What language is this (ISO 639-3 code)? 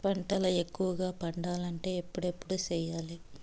tel